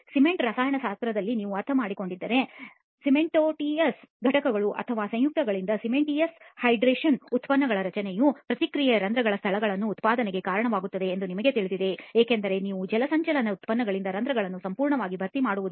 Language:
Kannada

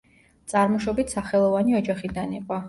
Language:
Georgian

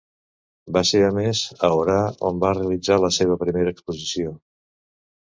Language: Catalan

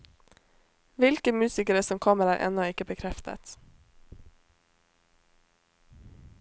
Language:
Norwegian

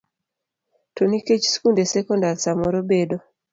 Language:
Luo (Kenya and Tanzania)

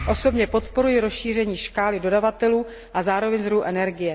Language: Czech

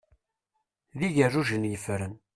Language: Kabyle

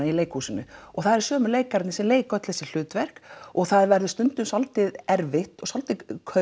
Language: Icelandic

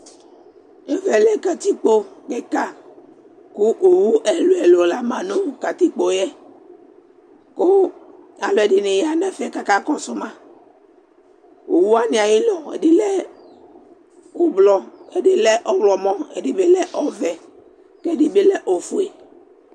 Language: Ikposo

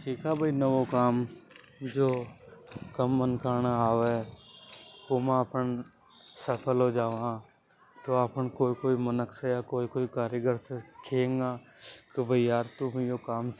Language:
Hadothi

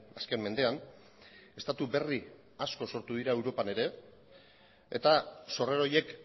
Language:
Basque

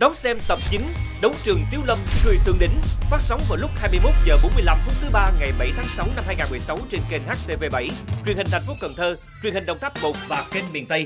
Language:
Vietnamese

